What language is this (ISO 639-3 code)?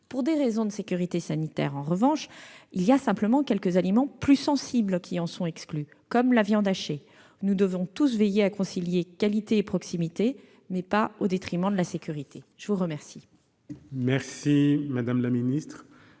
fra